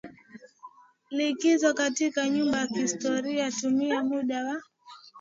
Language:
Swahili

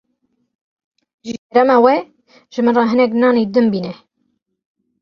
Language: Kurdish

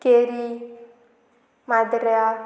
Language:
Konkani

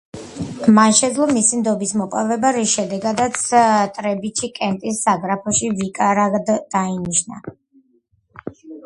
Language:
Georgian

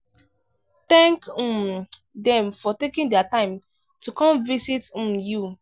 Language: Nigerian Pidgin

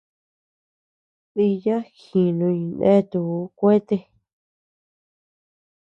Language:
Tepeuxila Cuicatec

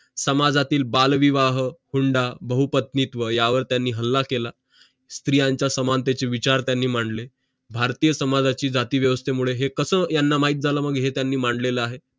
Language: Marathi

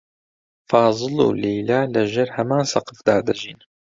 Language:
Central Kurdish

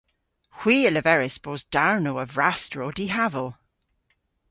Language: Cornish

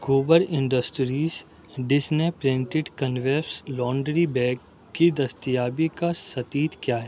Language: Urdu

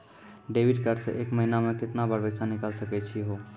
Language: Maithili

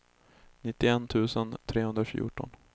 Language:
Swedish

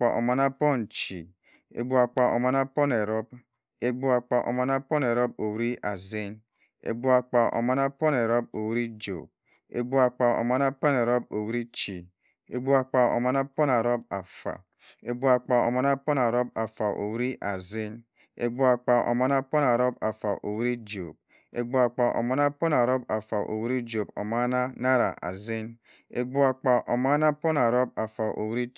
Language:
Cross River Mbembe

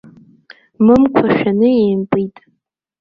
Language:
Abkhazian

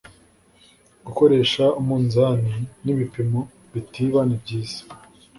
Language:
Kinyarwanda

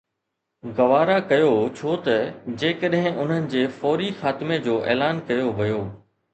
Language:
Sindhi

